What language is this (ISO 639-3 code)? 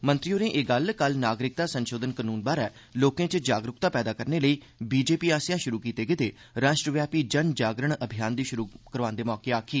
doi